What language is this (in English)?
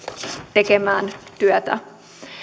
Finnish